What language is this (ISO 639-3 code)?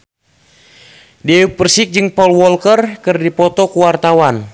sun